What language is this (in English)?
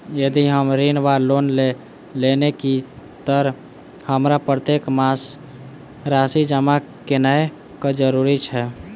Maithili